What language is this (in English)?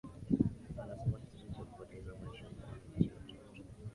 Swahili